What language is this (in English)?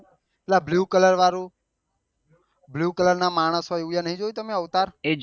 Gujarati